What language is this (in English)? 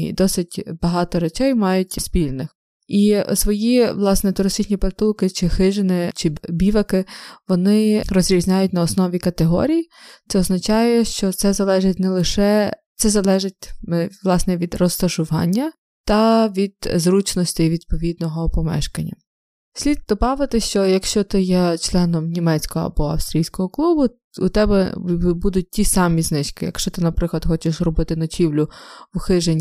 Ukrainian